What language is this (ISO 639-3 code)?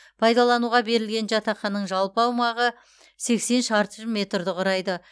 kaz